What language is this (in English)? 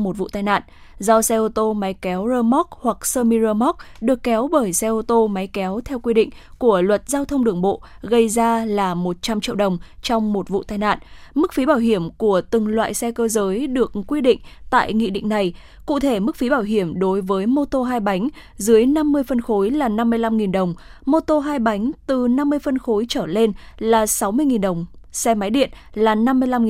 Vietnamese